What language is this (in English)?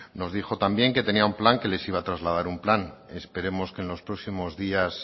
Spanish